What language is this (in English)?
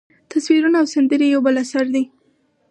Pashto